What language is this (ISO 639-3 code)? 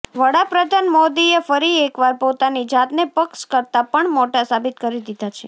guj